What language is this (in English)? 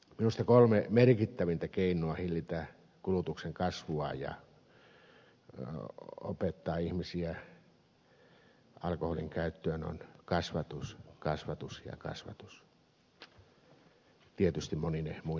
Finnish